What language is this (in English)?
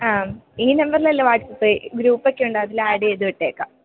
Malayalam